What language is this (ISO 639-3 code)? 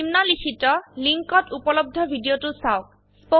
asm